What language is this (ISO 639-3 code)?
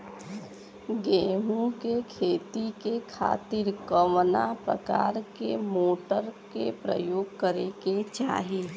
bho